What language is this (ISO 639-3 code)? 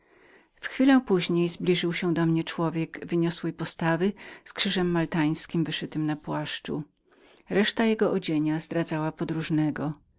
pol